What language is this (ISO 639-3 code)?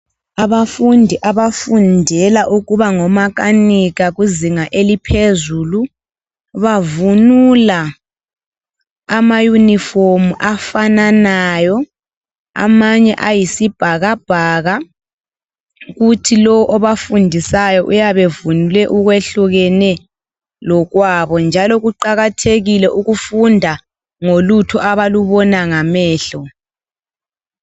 nde